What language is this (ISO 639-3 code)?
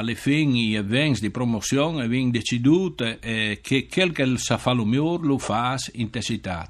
ita